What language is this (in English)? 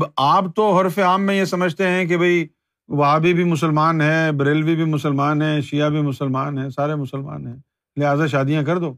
Urdu